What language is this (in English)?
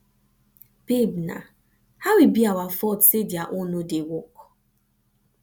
Nigerian Pidgin